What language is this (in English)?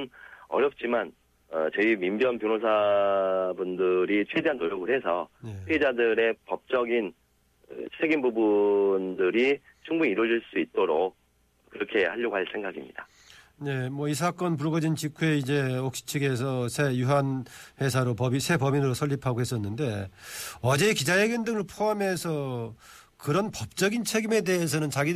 Korean